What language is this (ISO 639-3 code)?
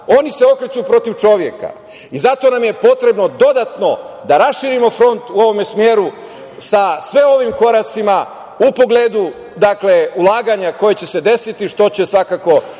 srp